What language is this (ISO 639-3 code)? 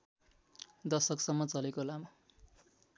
nep